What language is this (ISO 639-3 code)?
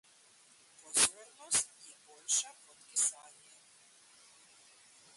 slv